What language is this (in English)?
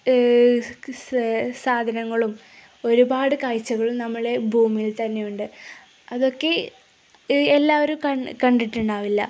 Malayalam